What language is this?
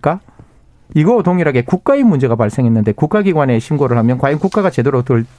Korean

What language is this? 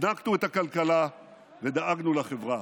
Hebrew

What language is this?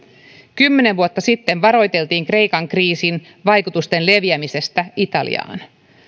Finnish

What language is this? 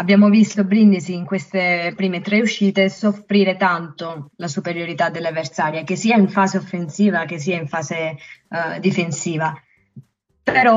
Italian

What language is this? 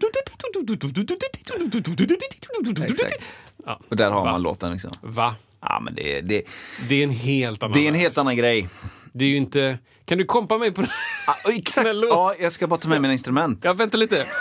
Swedish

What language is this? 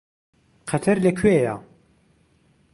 Central Kurdish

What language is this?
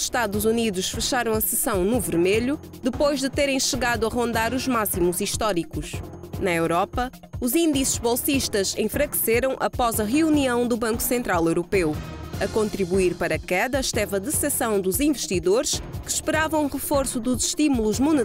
Portuguese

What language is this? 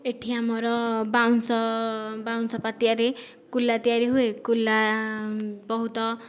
Odia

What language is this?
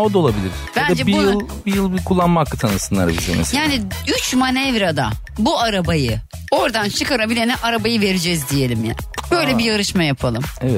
Turkish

